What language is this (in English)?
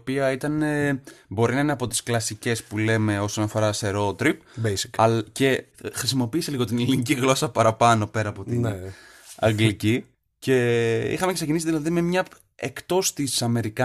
Greek